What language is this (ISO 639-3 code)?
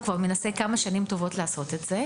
heb